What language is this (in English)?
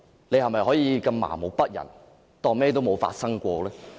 Cantonese